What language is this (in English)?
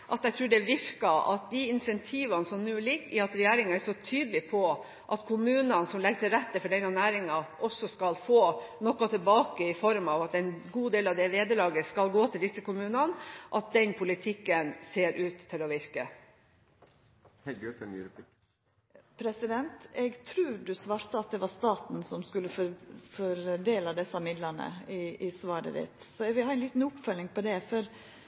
Norwegian